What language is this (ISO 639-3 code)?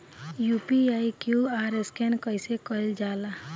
bho